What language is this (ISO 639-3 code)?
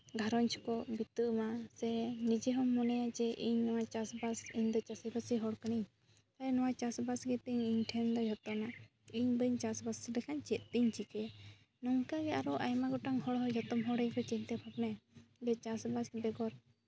sat